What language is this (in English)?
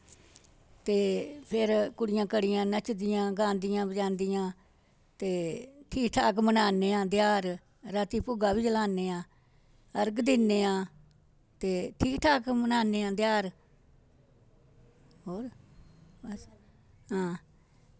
Dogri